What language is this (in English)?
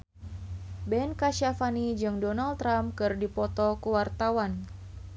Sundanese